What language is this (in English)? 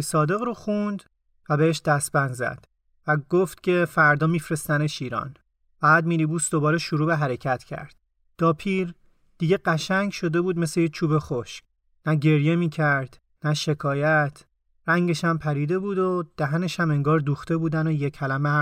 Persian